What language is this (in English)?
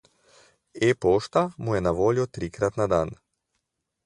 Slovenian